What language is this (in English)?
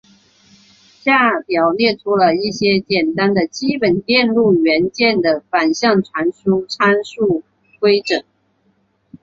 Chinese